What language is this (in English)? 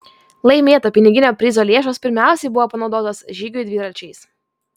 Lithuanian